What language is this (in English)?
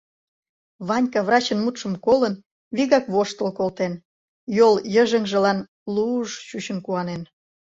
Mari